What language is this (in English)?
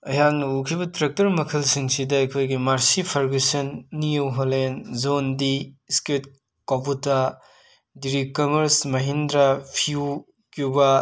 Manipuri